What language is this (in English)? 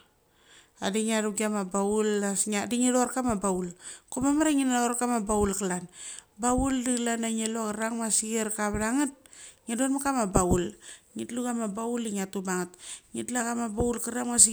Mali